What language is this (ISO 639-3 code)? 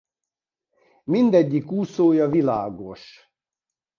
hun